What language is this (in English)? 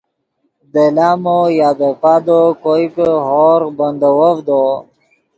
Yidgha